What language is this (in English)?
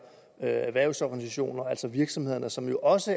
Danish